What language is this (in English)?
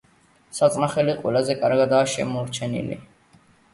Georgian